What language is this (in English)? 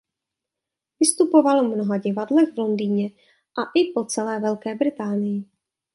Czech